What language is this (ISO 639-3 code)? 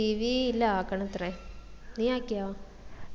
mal